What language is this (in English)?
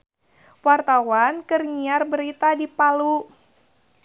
Sundanese